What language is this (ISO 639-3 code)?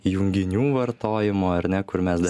lit